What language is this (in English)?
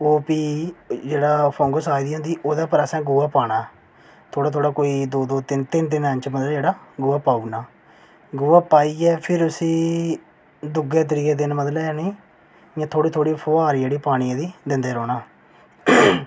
Dogri